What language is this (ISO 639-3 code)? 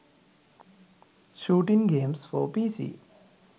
sin